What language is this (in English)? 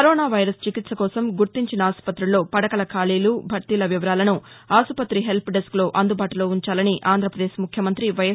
Telugu